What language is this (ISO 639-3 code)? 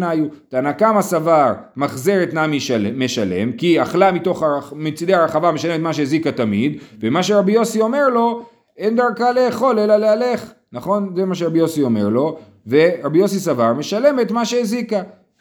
heb